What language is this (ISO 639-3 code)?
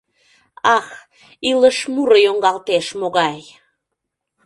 chm